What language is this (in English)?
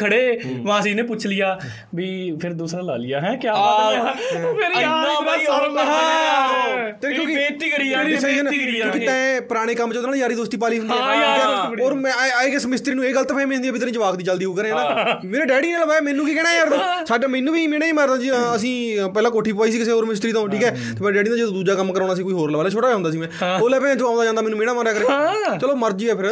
Punjabi